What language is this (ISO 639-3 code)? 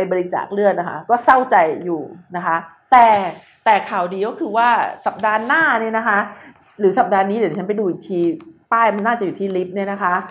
tha